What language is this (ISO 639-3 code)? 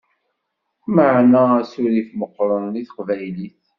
kab